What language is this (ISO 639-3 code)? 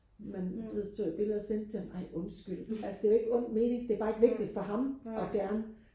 dan